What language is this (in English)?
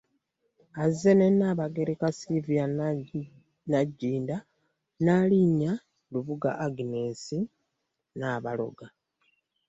Ganda